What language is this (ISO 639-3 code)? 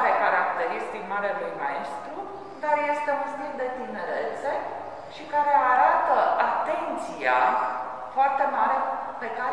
ron